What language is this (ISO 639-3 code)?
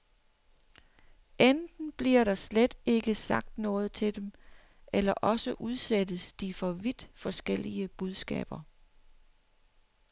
dan